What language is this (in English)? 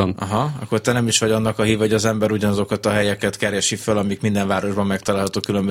Hungarian